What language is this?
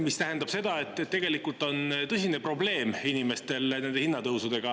Estonian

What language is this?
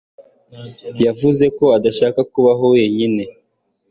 Kinyarwanda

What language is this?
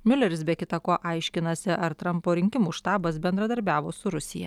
Lithuanian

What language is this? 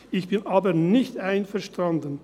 Swiss German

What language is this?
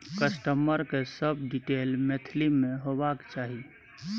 Maithili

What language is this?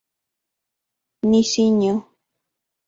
Central Puebla Nahuatl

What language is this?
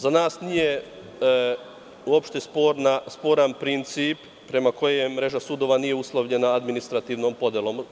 Serbian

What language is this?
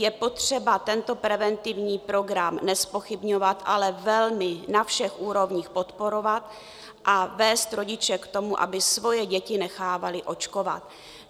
Czech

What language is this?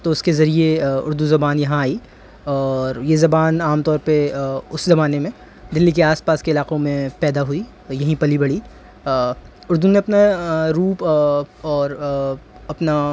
Urdu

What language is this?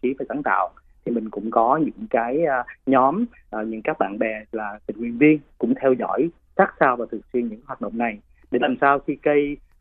Vietnamese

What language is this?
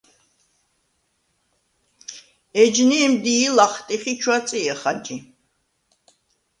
Svan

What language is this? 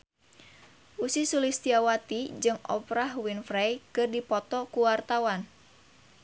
Sundanese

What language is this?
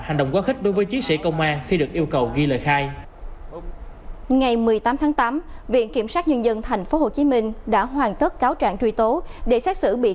Vietnamese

